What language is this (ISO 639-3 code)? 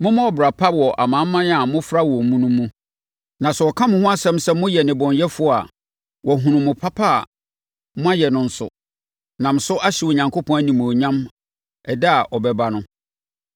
aka